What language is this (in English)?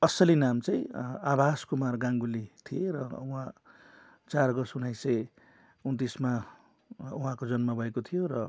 Nepali